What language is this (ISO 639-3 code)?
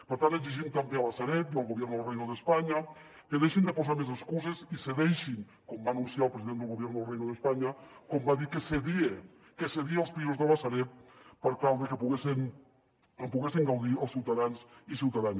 cat